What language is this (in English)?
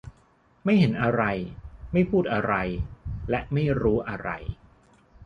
Thai